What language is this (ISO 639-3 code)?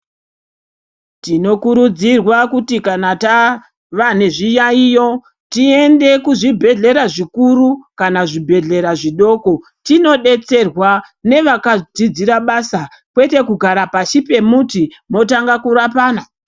ndc